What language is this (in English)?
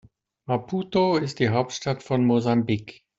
German